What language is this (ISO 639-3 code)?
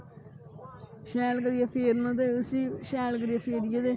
doi